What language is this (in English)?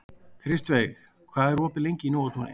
Icelandic